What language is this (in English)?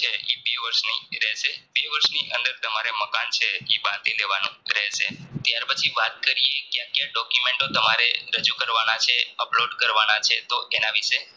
Gujarati